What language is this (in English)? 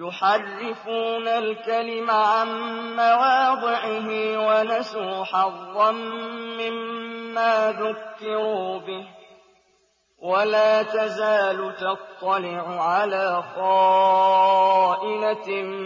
Arabic